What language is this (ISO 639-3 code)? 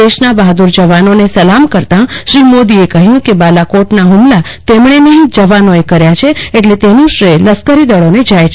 guj